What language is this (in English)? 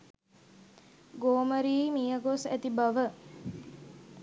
Sinhala